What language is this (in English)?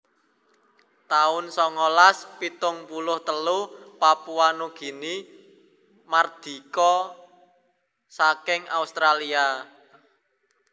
Javanese